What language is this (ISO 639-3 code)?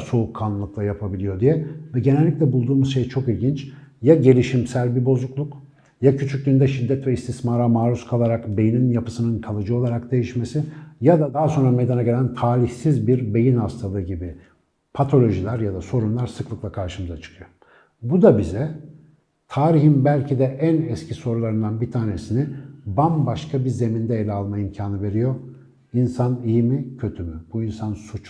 tur